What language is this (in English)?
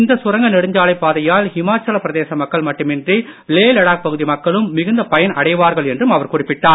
Tamil